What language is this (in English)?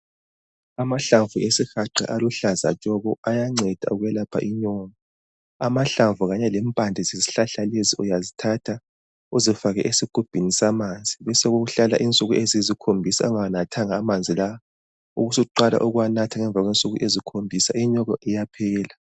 North Ndebele